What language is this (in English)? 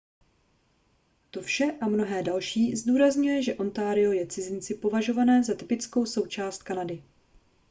Czech